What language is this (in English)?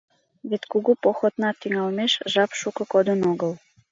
Mari